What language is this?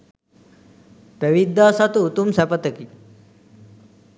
Sinhala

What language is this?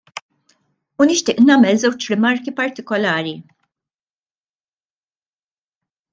Maltese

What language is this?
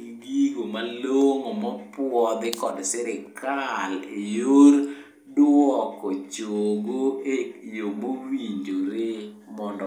Luo (Kenya and Tanzania)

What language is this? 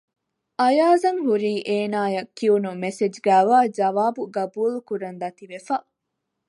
Divehi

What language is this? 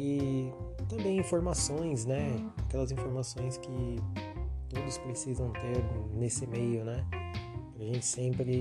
Portuguese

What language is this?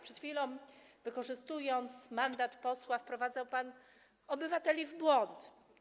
Polish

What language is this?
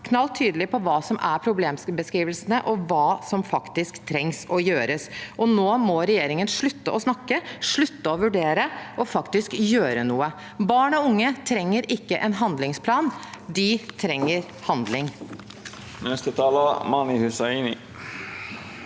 Norwegian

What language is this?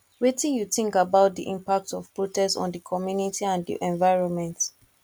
Nigerian Pidgin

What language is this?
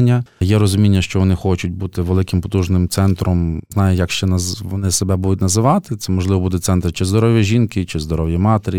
Ukrainian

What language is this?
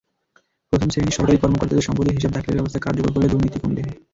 Bangla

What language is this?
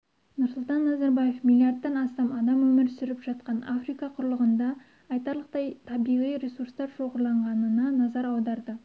Kazakh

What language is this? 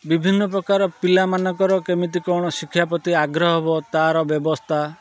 Odia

